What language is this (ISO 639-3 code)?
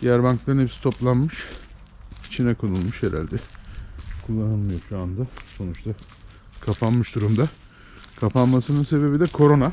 tur